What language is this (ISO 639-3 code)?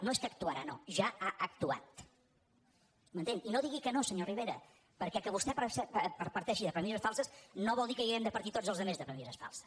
cat